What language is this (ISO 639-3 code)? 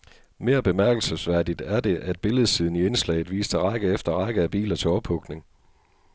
dan